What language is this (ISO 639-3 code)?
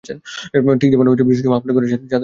ben